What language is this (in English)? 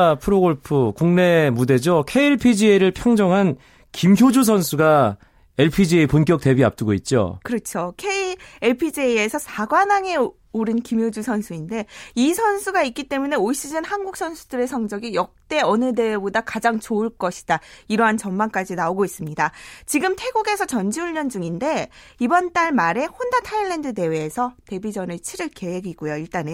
Korean